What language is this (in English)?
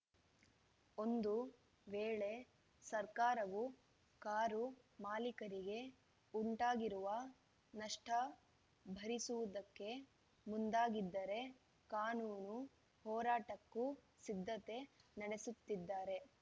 Kannada